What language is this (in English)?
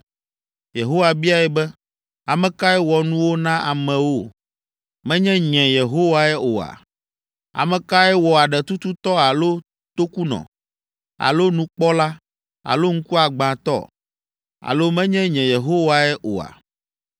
Ewe